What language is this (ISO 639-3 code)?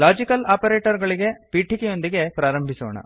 kan